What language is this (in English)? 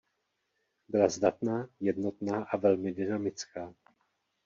Czech